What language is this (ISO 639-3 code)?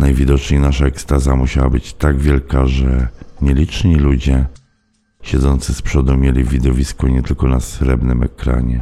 pol